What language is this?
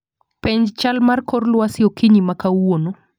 Luo (Kenya and Tanzania)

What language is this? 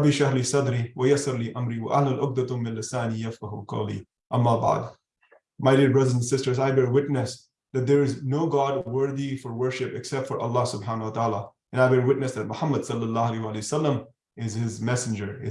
English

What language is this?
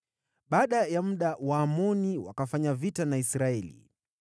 Swahili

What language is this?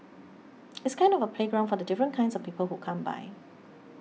English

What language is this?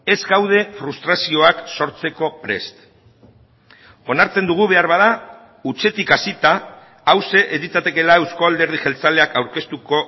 Basque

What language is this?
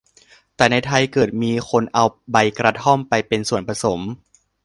Thai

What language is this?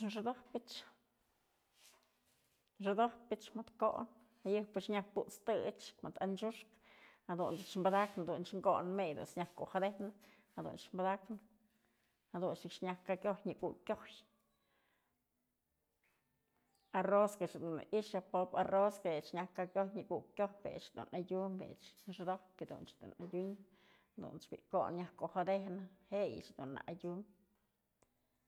Mazatlán Mixe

